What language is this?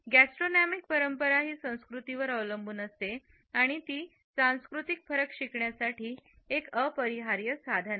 Marathi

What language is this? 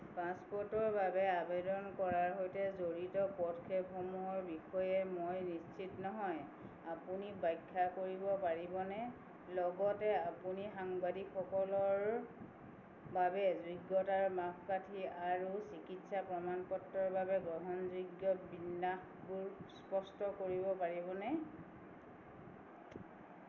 Assamese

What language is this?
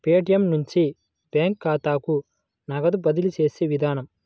Telugu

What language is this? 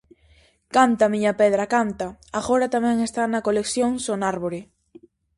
Galician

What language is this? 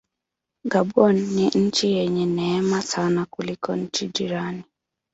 Swahili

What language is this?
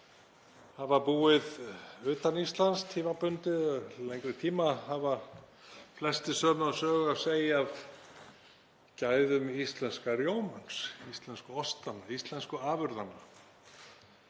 Icelandic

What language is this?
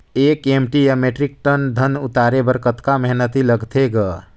Chhattisgarhi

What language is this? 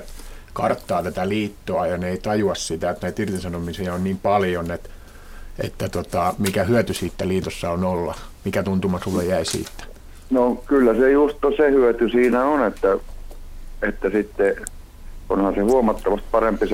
Finnish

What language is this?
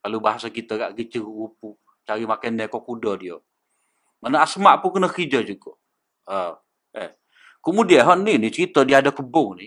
Malay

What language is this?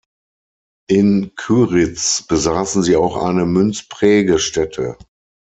German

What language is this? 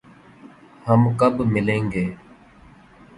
Urdu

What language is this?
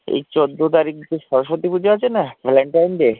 Bangla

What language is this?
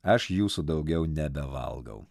Lithuanian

